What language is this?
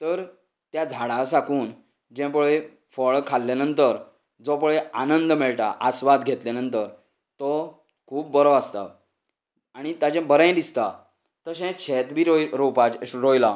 Konkani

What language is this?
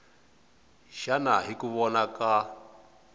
Tsonga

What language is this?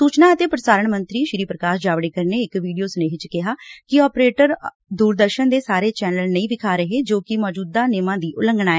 Punjabi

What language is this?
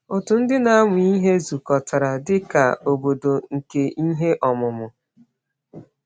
Igbo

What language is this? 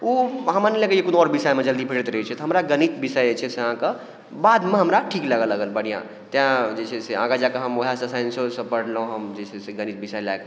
Maithili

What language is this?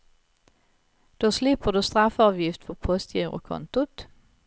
Swedish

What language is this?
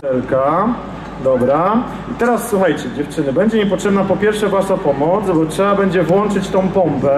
Polish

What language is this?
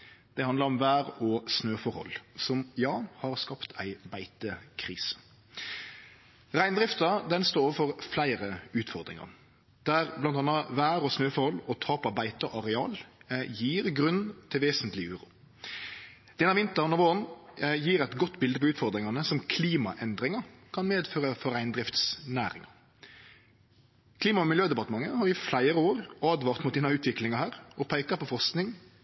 Norwegian Nynorsk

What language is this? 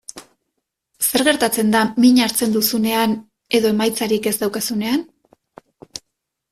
Basque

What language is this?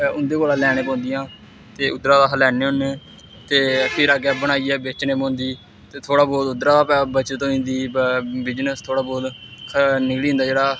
Dogri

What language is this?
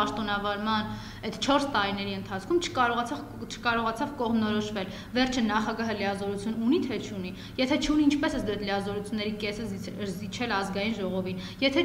Romanian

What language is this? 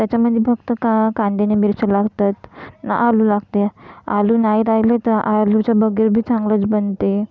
Marathi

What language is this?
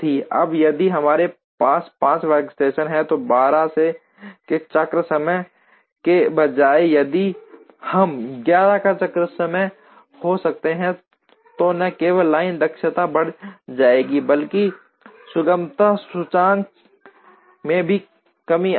Hindi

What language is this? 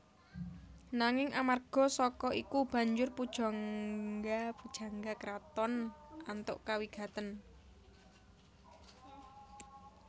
Javanese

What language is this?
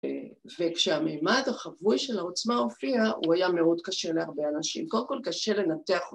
Hebrew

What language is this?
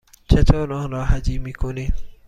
Persian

